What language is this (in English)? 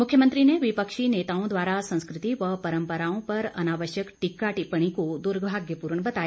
Hindi